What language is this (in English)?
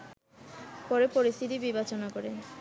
Bangla